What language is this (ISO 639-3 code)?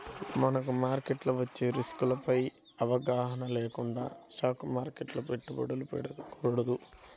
tel